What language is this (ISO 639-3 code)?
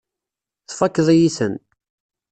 kab